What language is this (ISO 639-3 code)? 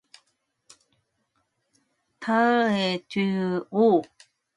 kor